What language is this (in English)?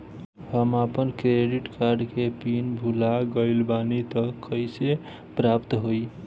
Bhojpuri